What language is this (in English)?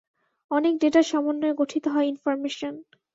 Bangla